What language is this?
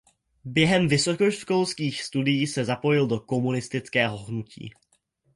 Czech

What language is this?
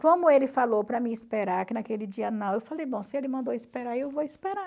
Portuguese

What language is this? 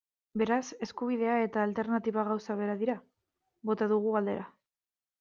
Basque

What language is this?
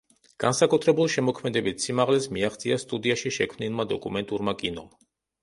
Georgian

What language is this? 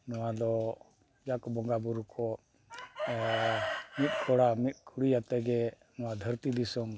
Santali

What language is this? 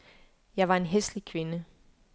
Danish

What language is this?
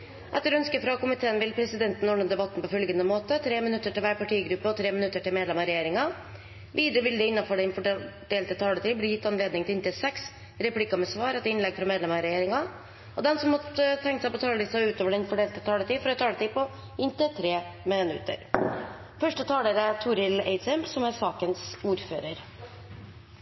Norwegian Bokmål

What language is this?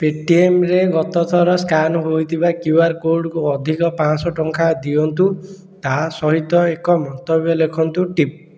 Odia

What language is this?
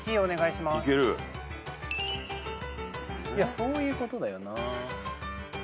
Japanese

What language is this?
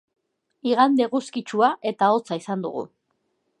Basque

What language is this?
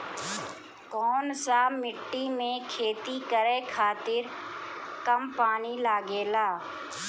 Bhojpuri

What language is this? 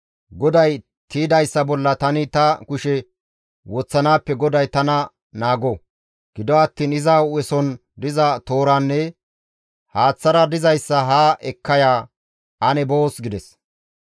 Gamo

